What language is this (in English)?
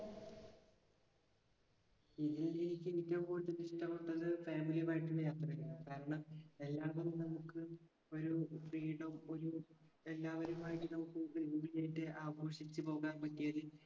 Malayalam